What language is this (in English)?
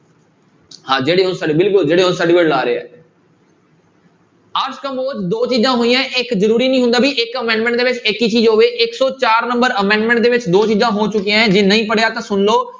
Punjabi